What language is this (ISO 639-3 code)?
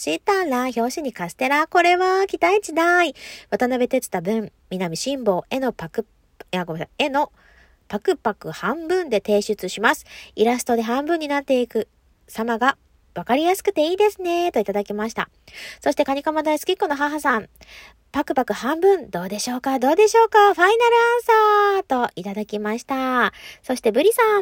jpn